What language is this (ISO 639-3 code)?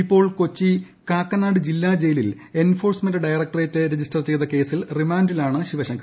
mal